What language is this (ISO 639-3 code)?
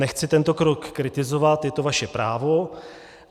ces